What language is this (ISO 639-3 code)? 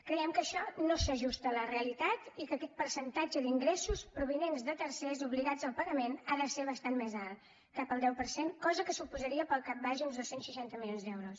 cat